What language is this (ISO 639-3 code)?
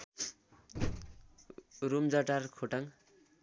nep